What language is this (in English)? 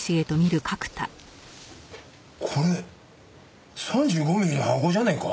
Japanese